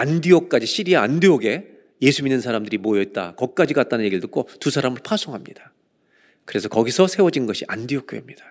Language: Korean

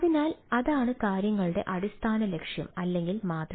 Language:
Malayalam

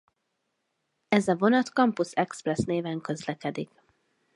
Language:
Hungarian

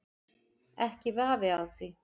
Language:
Icelandic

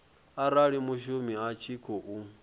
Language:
Venda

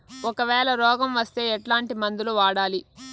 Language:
Telugu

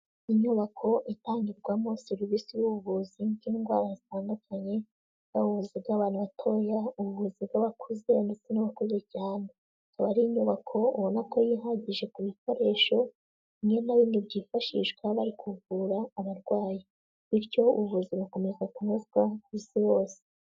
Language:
Kinyarwanda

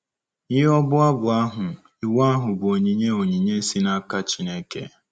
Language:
Igbo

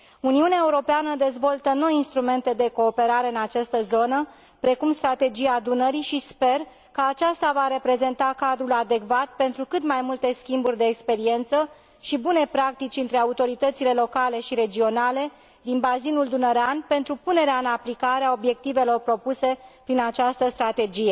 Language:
Romanian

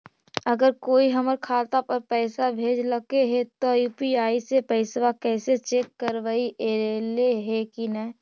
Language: Magahi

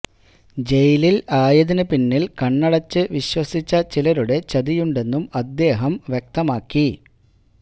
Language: Malayalam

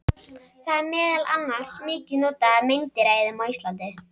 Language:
Icelandic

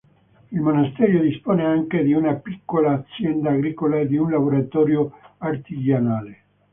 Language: Italian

